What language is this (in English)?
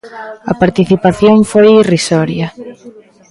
Galician